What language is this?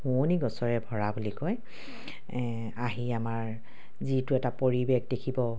Assamese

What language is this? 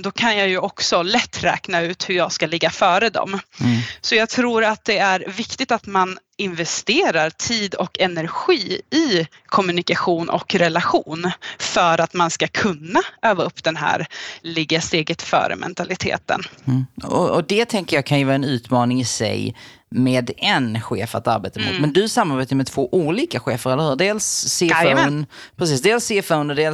Swedish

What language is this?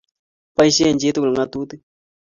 Kalenjin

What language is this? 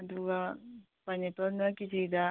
Manipuri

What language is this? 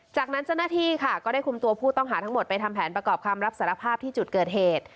Thai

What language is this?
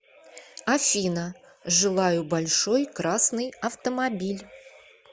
Russian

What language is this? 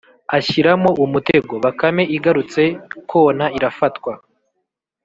Kinyarwanda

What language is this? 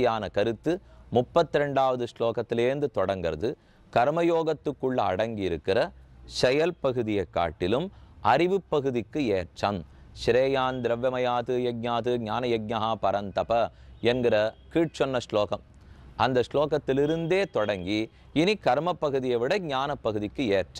Dutch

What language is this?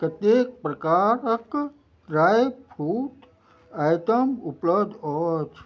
Maithili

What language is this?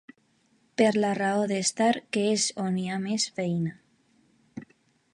Catalan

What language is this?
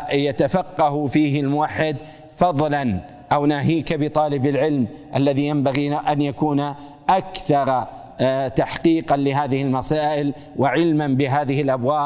Arabic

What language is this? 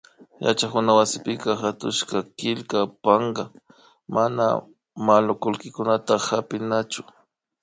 Imbabura Highland Quichua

